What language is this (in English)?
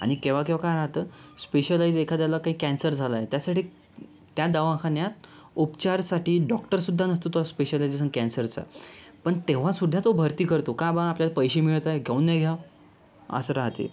Marathi